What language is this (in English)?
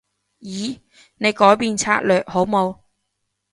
Cantonese